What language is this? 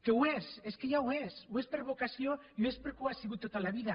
Catalan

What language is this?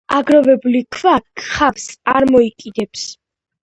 Georgian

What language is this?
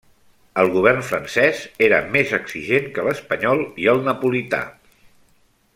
Catalan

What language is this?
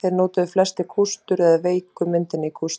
Icelandic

